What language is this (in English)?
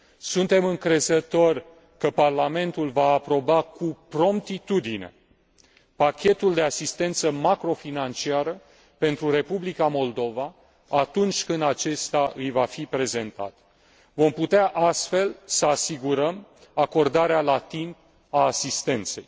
Romanian